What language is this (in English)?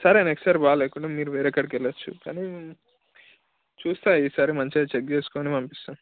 Telugu